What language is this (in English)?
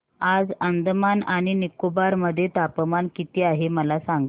Marathi